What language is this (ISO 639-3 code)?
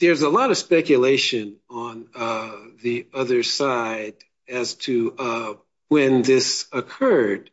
eng